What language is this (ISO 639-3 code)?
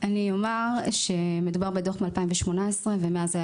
heb